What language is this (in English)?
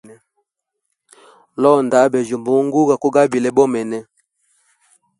Hemba